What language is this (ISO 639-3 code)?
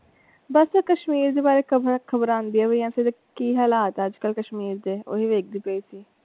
pan